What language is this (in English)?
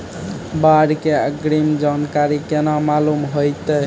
Maithili